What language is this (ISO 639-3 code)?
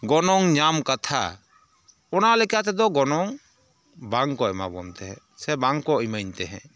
sat